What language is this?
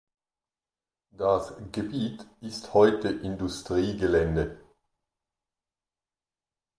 German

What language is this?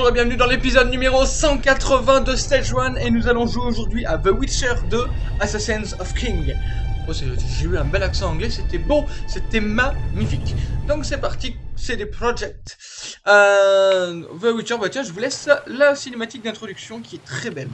French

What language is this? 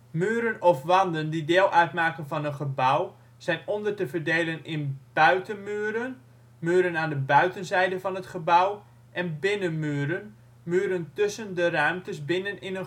Dutch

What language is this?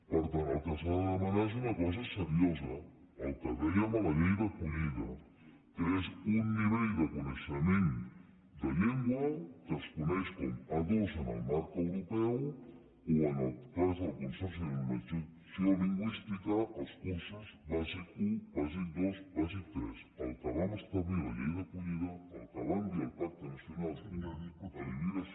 Catalan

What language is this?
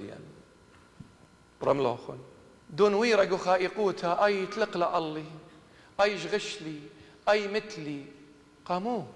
Arabic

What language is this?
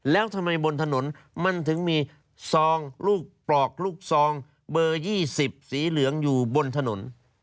Thai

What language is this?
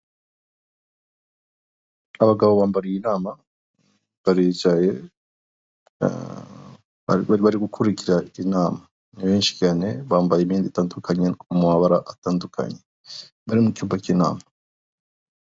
Kinyarwanda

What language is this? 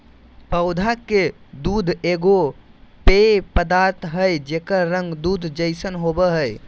Magahi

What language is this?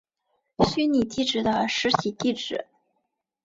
Chinese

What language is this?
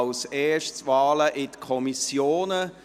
Swiss German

